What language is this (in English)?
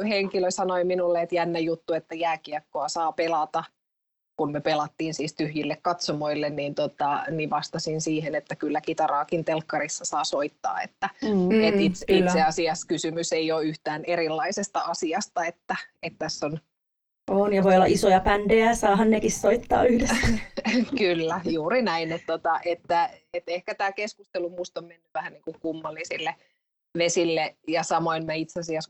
Finnish